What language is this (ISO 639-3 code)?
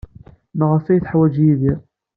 kab